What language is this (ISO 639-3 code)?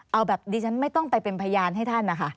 tha